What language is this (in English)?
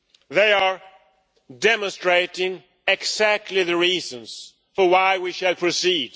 English